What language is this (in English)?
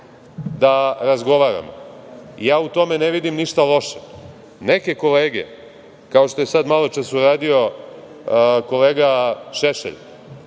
Serbian